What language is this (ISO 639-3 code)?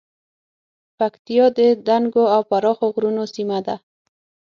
pus